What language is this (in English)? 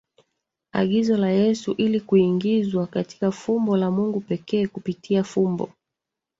Swahili